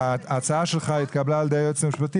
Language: Hebrew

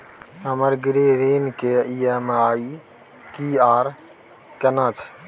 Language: Maithili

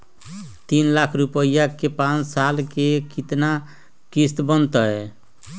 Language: Magahi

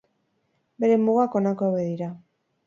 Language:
Basque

